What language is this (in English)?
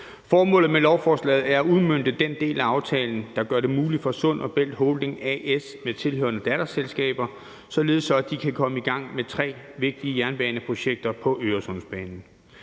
Danish